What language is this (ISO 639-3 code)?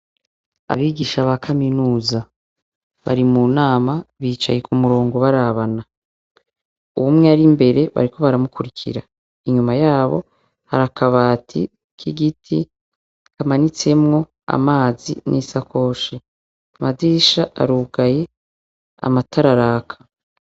run